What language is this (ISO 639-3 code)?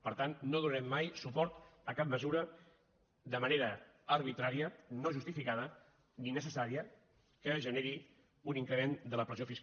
cat